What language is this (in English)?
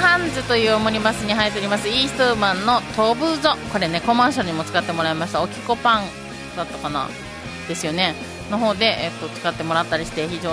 Japanese